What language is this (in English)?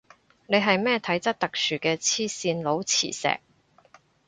Cantonese